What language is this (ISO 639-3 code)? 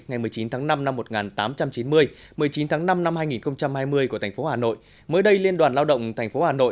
vie